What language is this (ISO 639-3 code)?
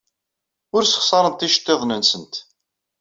kab